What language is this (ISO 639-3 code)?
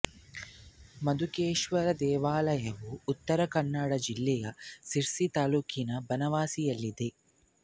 kan